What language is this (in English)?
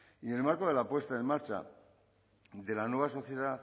Spanish